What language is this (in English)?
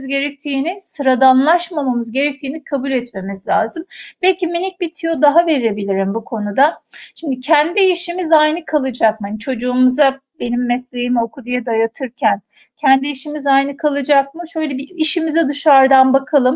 Turkish